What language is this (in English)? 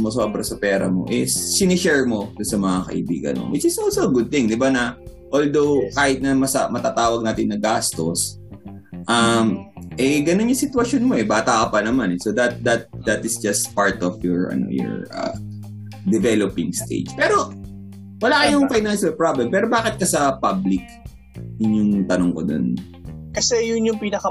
Filipino